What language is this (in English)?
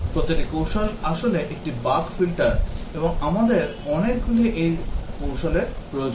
Bangla